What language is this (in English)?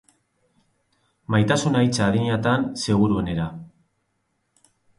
Basque